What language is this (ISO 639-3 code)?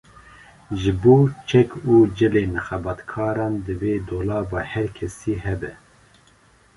kur